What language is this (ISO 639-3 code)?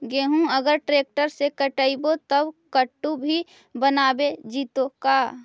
mag